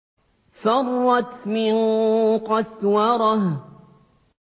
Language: Arabic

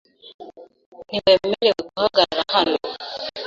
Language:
Kinyarwanda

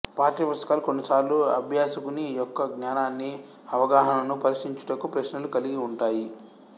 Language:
Telugu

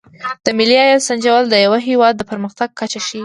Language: Pashto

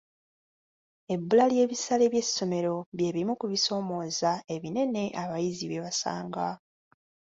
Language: Ganda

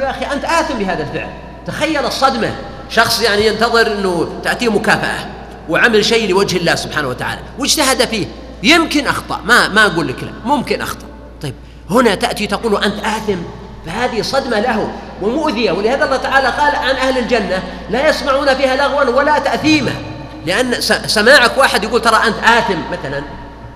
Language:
Arabic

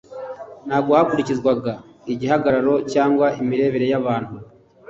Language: Kinyarwanda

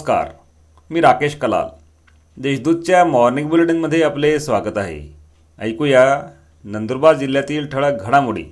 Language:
Marathi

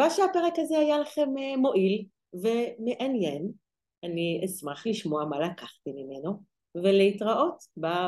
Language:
Hebrew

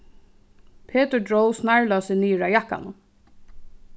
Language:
Faroese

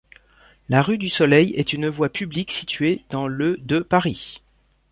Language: French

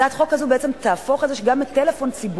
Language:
Hebrew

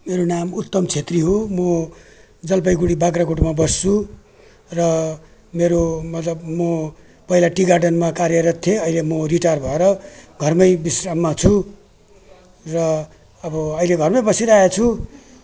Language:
Nepali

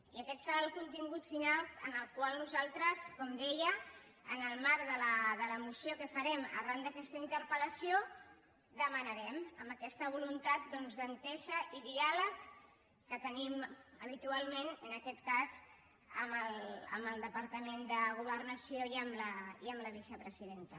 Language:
Catalan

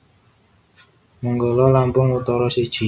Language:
Javanese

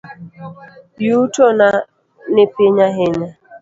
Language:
Luo (Kenya and Tanzania)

